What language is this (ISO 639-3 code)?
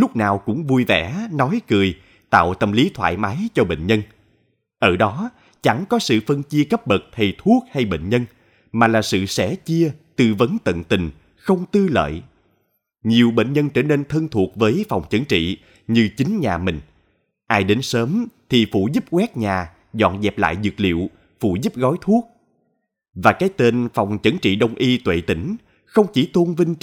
vie